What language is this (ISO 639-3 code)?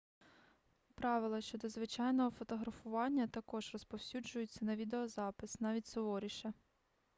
ukr